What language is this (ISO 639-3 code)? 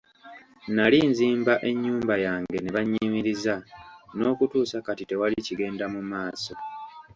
lug